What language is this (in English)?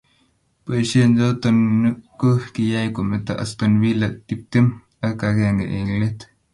Kalenjin